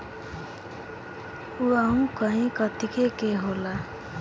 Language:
Bhojpuri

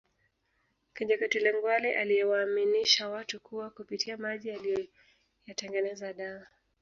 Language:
Swahili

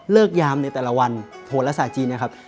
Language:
Thai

